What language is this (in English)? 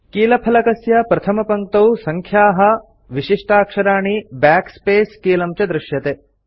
Sanskrit